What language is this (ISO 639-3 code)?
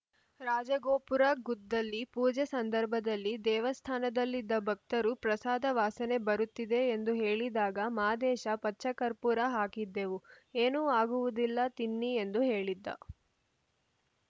kan